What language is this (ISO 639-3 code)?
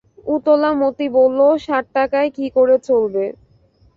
ben